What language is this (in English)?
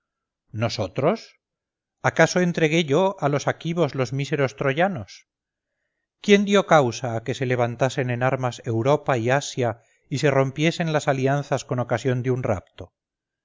Spanish